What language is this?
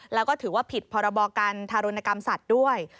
Thai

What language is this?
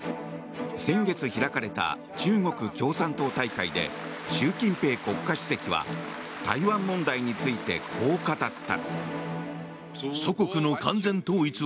Japanese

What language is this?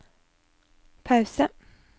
Norwegian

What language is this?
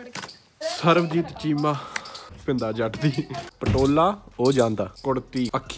Punjabi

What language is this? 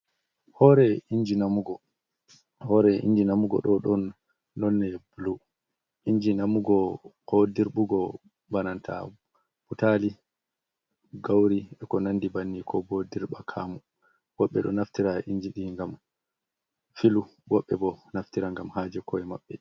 Fula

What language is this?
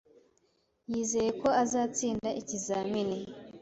Kinyarwanda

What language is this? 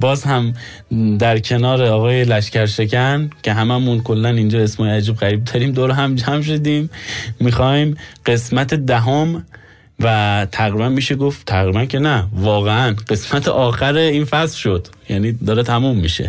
Persian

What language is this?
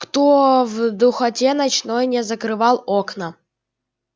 Russian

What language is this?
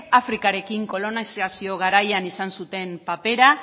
Basque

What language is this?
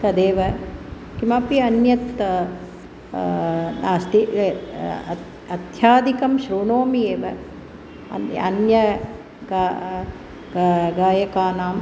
Sanskrit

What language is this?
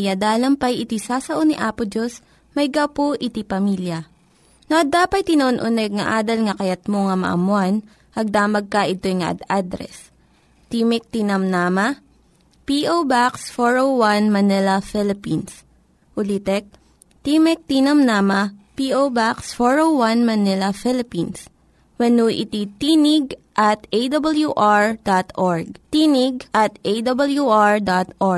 Filipino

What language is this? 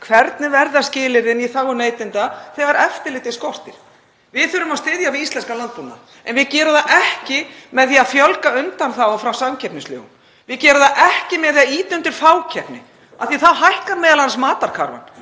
Icelandic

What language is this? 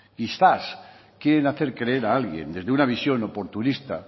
Spanish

